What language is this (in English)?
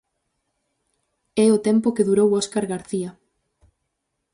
Galician